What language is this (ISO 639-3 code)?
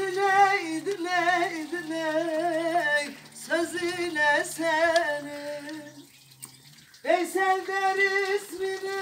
tur